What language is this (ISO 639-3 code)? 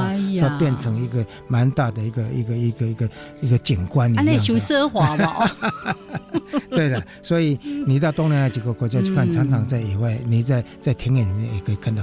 zho